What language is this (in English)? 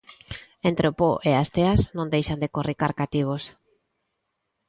Galician